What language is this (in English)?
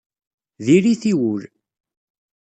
Kabyle